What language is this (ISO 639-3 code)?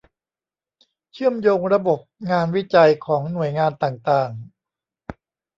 tha